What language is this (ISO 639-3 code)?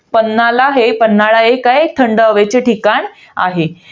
mar